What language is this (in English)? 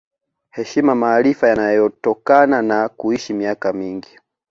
Swahili